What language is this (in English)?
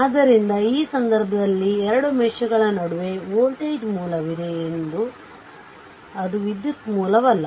Kannada